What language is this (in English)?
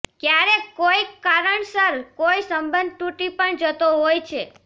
Gujarati